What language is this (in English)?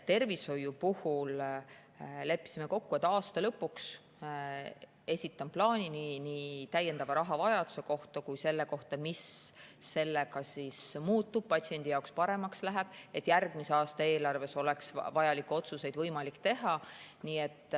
Estonian